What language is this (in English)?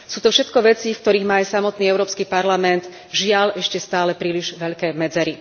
Slovak